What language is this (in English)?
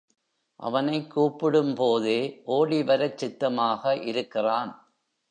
Tamil